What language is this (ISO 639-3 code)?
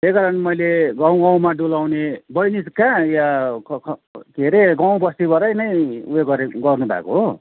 nep